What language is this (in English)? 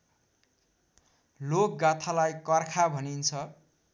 Nepali